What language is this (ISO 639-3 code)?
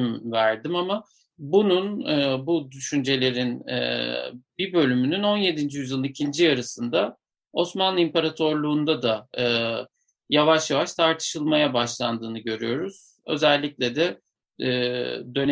tur